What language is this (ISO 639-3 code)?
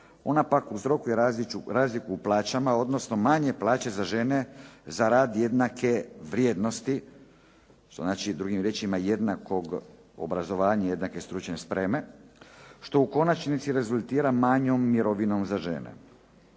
hrv